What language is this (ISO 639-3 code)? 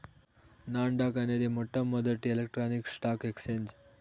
tel